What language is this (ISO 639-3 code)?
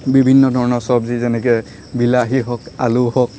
asm